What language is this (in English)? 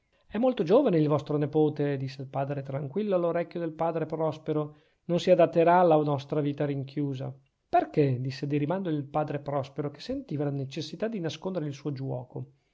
Italian